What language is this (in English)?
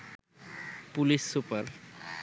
Bangla